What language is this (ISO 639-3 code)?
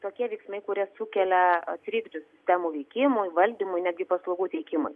lit